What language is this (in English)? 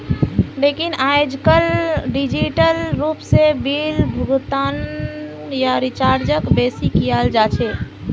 Magahi